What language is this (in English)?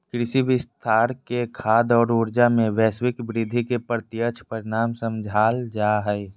Magahi